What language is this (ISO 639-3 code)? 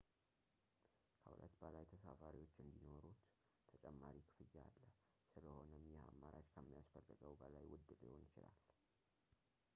amh